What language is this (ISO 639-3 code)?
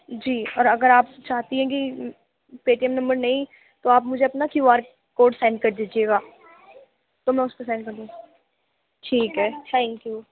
urd